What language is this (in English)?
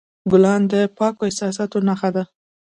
Pashto